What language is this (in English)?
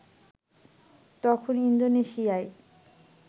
Bangla